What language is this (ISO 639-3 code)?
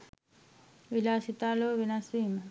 sin